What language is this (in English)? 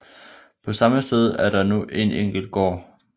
Danish